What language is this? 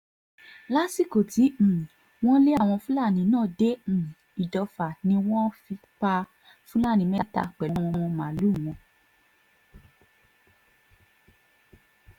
Yoruba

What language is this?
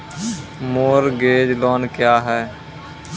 Maithili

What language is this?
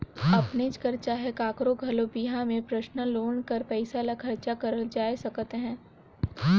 Chhattisgarhi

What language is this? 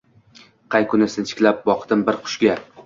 Uzbek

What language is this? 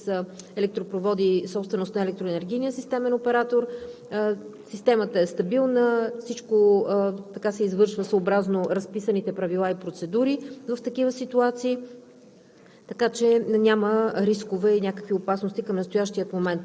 Bulgarian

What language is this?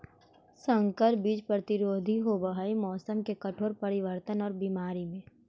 Magahi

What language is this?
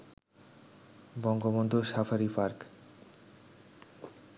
Bangla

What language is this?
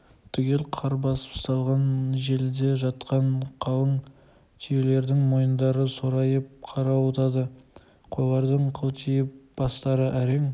Kazakh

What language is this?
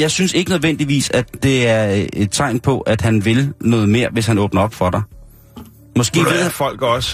Danish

